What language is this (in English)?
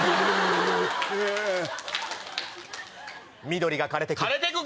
Japanese